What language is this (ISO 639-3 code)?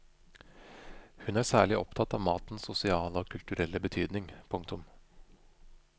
nor